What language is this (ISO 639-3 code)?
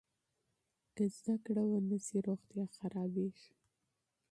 pus